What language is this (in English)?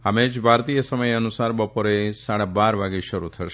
Gujarati